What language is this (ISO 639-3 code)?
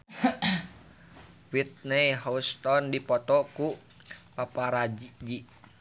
sun